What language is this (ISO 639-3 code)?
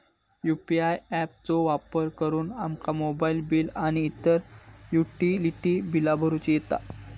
mar